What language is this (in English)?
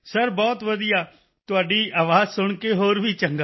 Punjabi